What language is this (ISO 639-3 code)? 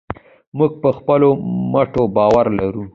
pus